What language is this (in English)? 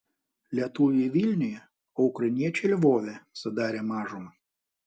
Lithuanian